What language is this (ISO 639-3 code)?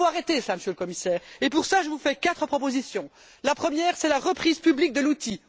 fra